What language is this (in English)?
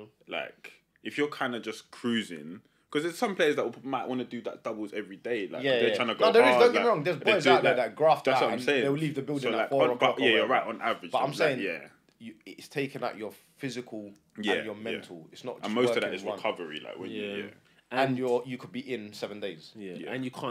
English